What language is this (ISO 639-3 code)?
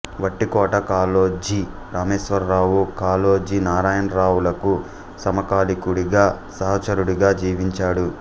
tel